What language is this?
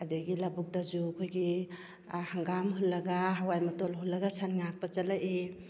Manipuri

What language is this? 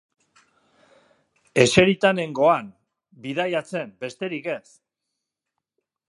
Basque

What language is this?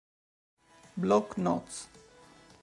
Italian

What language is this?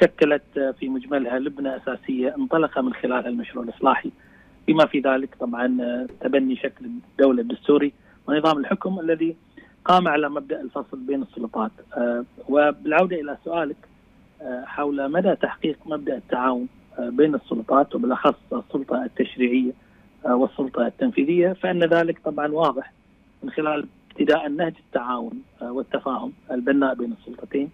Arabic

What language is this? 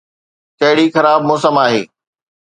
Sindhi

